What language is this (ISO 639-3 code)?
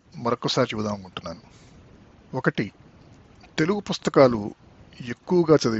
tel